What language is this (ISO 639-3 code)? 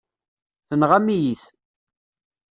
kab